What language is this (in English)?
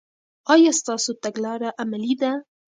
Pashto